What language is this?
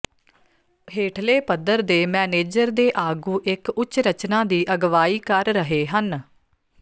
Punjabi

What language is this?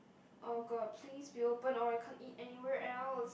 English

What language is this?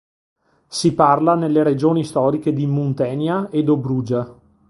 Italian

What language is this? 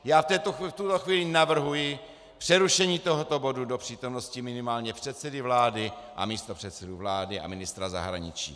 Czech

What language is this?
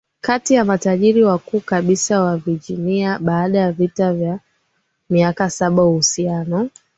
Swahili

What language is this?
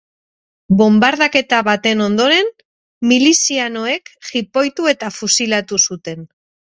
Basque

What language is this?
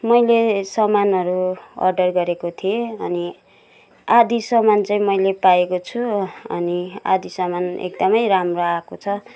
Nepali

